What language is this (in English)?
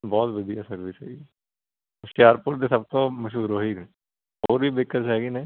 Punjabi